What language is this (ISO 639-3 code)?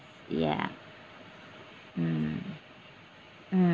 eng